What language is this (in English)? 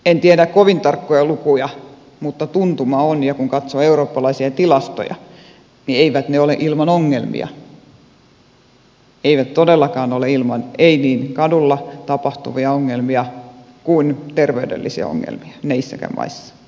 Finnish